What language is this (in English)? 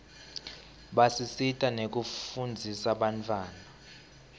Swati